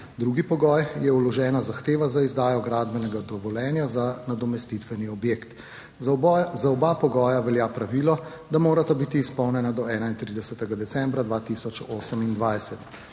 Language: Slovenian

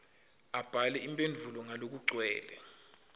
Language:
Swati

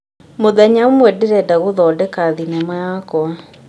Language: Kikuyu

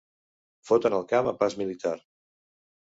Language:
Catalan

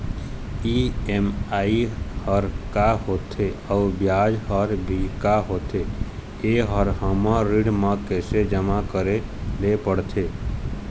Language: Chhattisgarhi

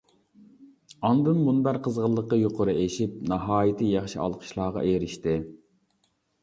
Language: Uyghur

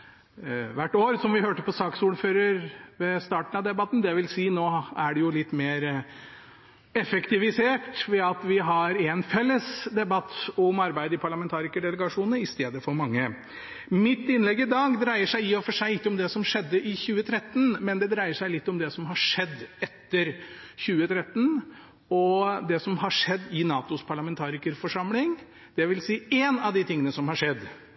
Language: Norwegian Bokmål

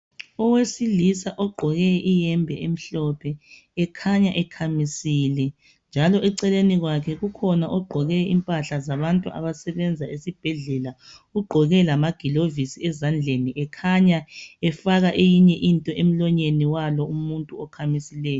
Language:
North Ndebele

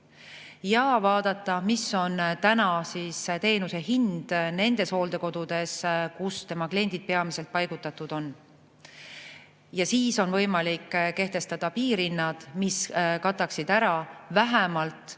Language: Estonian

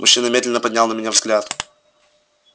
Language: Russian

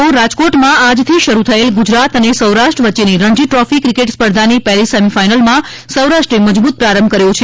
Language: Gujarati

